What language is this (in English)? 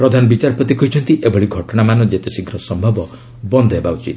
Odia